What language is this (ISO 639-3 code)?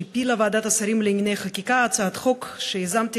heb